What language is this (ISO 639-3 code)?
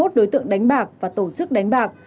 vie